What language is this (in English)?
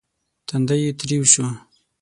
Pashto